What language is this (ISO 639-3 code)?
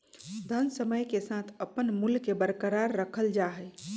mag